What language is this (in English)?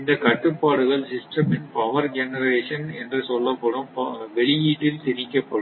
Tamil